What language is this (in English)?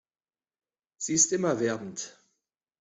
German